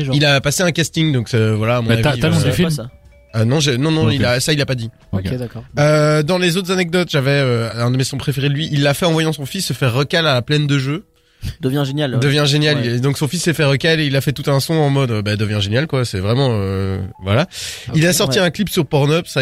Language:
French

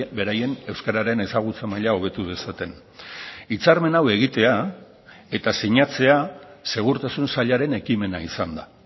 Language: Basque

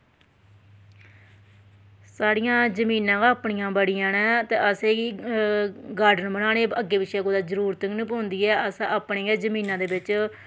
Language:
Dogri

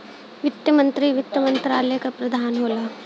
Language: Bhojpuri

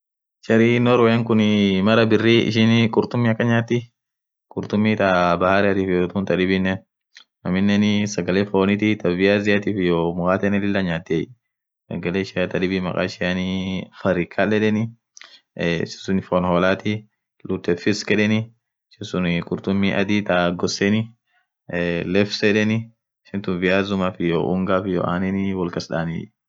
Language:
Orma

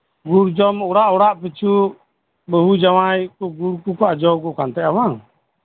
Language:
Santali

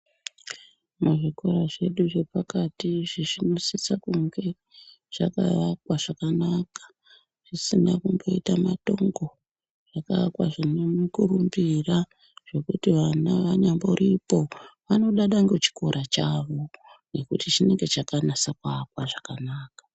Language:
Ndau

